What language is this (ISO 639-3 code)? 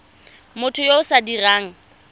tsn